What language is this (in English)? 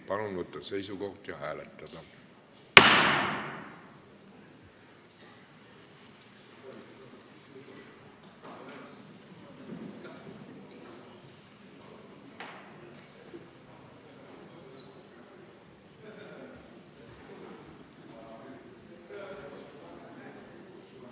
Estonian